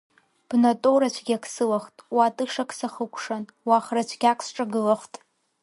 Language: Abkhazian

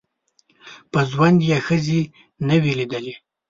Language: Pashto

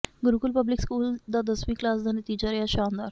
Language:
Punjabi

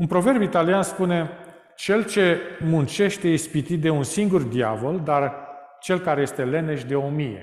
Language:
Romanian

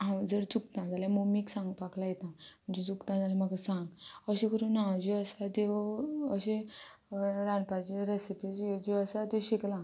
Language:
Konkani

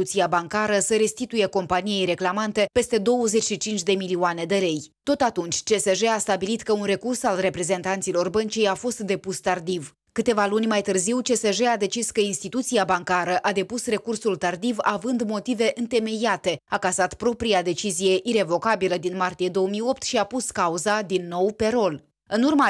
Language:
Romanian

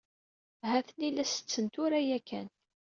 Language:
Kabyle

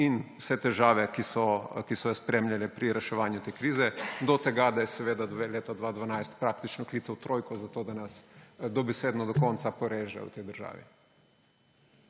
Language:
Slovenian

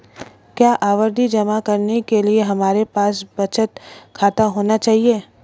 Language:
Hindi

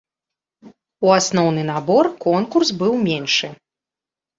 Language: Belarusian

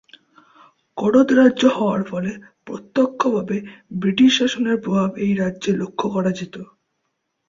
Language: Bangla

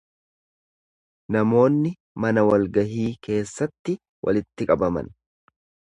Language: Oromo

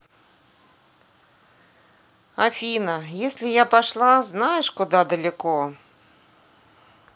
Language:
Russian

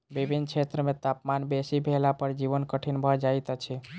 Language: Maithili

